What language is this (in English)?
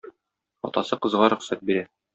Tatar